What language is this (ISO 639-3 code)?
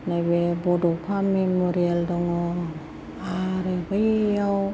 brx